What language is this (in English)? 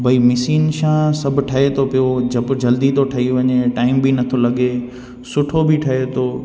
Sindhi